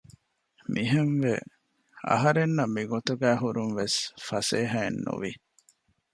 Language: Divehi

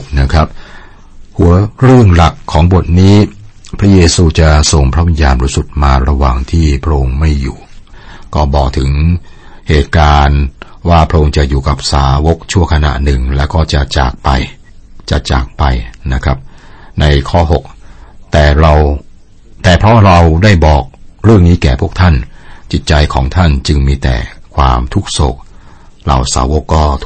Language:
Thai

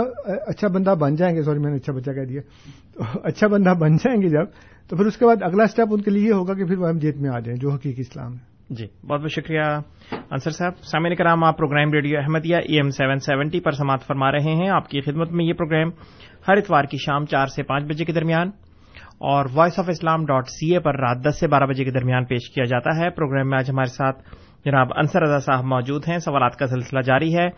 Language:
Urdu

